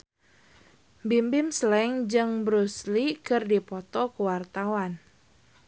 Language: Sundanese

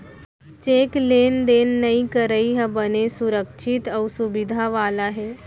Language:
Chhattisgarhi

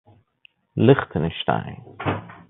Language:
Persian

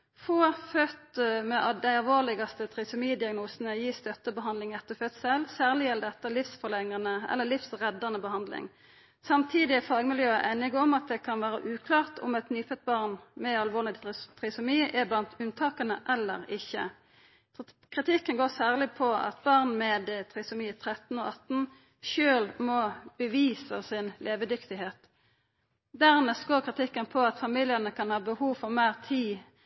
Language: Norwegian Nynorsk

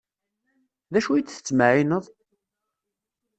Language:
Kabyle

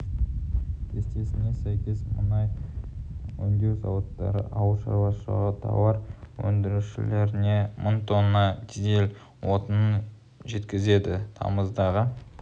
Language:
Kazakh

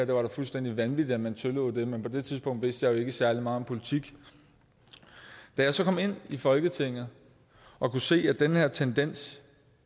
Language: Danish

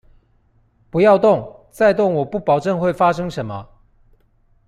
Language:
Chinese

